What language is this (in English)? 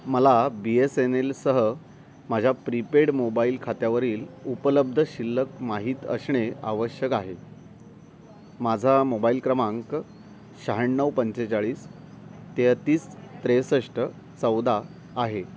Marathi